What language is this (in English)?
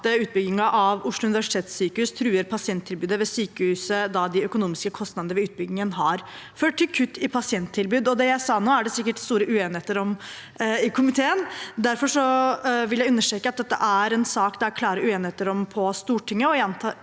Norwegian